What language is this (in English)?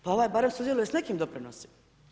Croatian